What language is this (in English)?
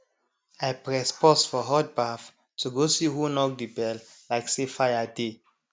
Nigerian Pidgin